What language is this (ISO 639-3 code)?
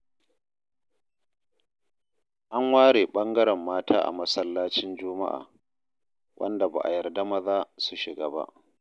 hau